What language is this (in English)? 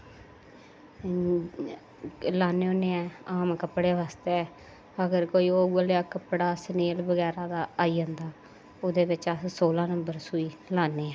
Dogri